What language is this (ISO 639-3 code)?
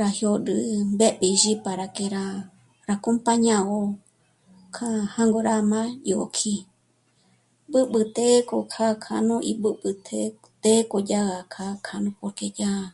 mmc